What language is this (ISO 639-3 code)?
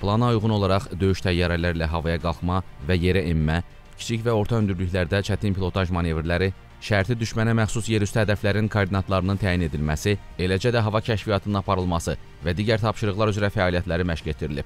tur